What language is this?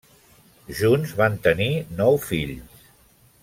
Catalan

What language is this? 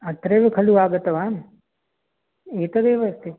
Sanskrit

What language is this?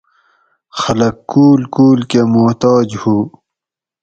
Gawri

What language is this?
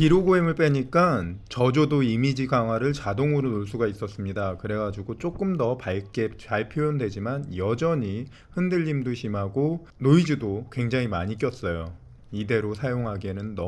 Korean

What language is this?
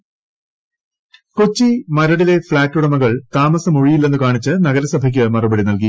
Malayalam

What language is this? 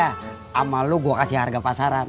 Indonesian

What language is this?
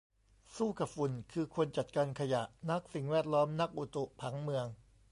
Thai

